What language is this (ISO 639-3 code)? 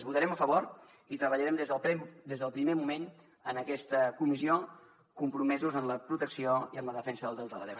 cat